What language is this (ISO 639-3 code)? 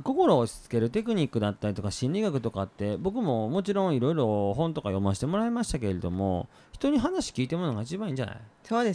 jpn